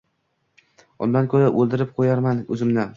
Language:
Uzbek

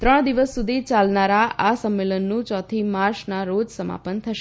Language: Gujarati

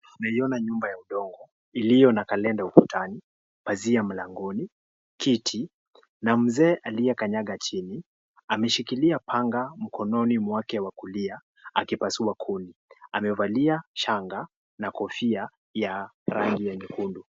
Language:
Swahili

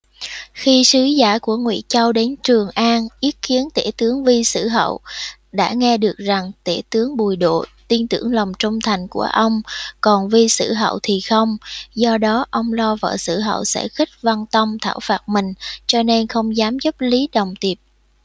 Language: Vietnamese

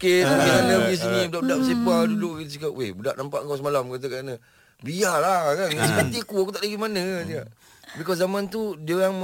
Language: Malay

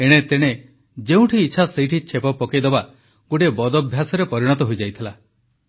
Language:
Odia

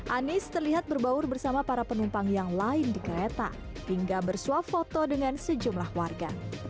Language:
Indonesian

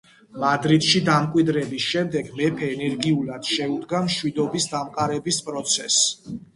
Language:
Georgian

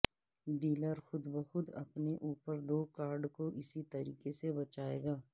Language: Urdu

